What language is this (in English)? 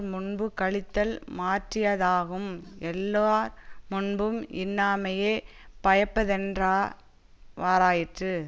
Tamil